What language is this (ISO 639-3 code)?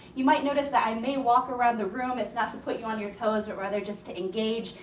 eng